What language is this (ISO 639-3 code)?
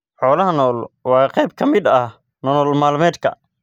som